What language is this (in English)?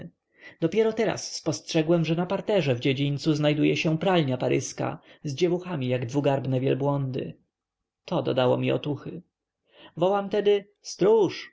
Polish